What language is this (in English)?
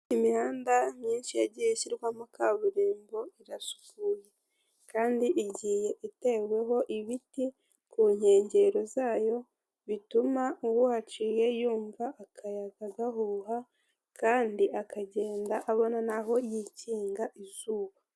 Kinyarwanda